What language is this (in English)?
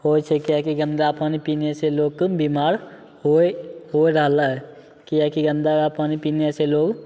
Maithili